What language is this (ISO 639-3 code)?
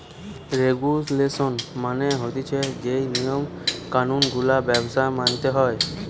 ben